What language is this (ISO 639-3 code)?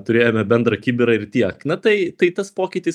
lit